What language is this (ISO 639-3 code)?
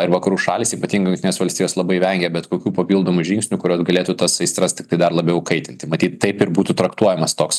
lit